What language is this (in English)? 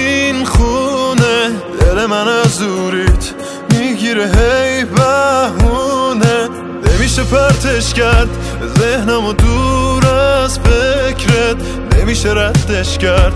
Persian